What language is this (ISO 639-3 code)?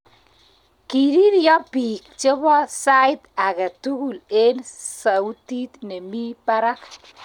kln